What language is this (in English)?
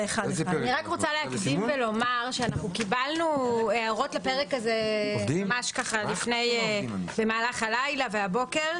Hebrew